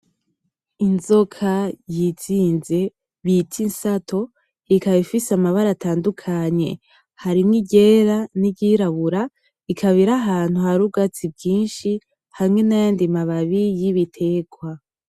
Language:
Rundi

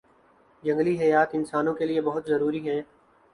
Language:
Urdu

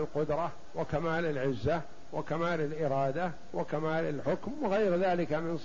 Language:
Arabic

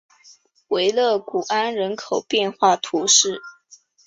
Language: Chinese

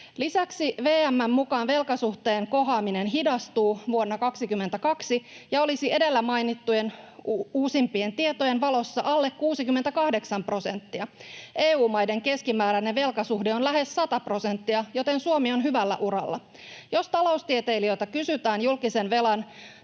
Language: Finnish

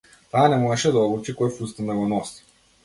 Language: Macedonian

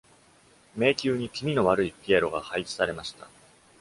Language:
Japanese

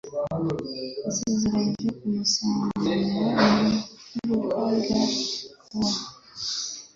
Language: Kinyarwanda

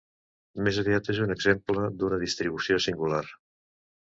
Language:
Catalan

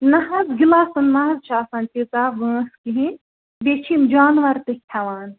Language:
Kashmiri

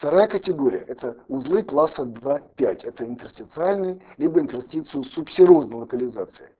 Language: Russian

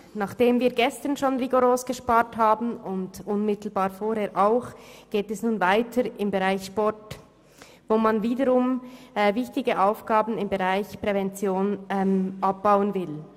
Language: Swiss German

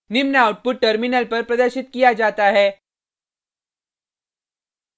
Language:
Hindi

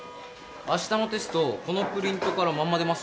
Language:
Japanese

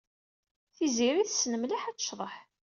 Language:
Kabyle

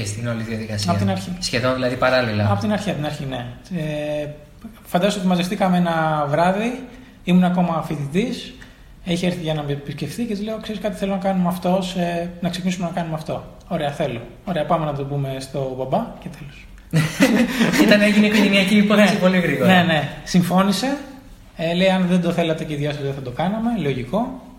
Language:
Greek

